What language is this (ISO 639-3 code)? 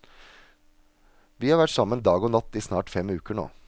nor